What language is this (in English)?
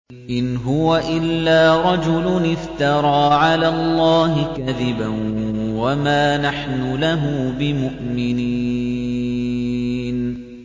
Arabic